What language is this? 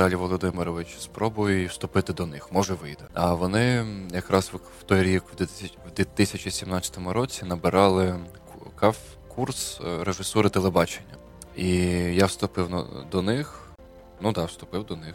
Ukrainian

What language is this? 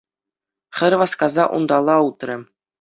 Chuvash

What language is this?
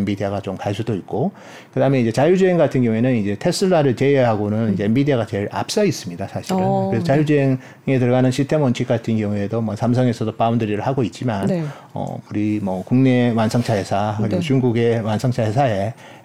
Korean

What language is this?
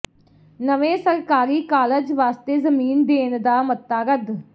Punjabi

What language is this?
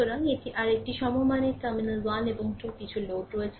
Bangla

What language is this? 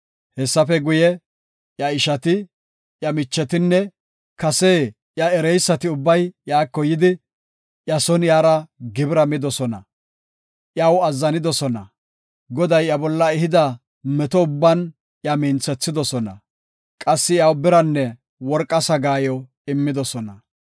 Gofa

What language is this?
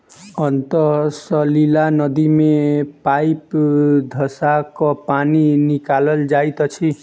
Maithili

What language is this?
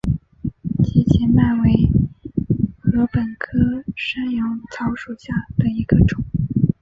Chinese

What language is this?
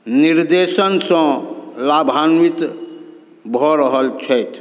Maithili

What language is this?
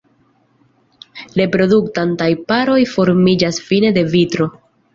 Esperanto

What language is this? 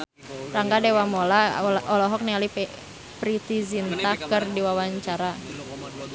Sundanese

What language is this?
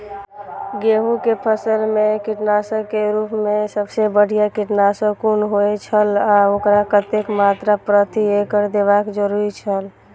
Maithili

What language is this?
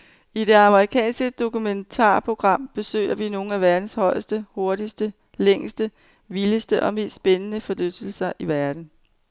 Danish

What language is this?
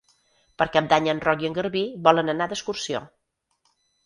Catalan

